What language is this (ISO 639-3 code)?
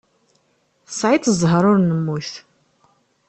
kab